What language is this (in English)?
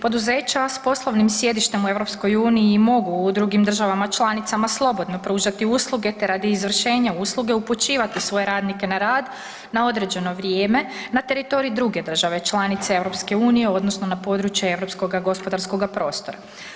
Croatian